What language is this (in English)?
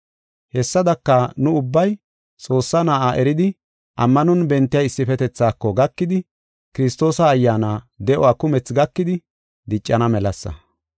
Gofa